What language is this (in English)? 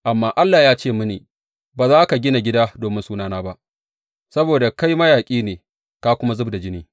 Hausa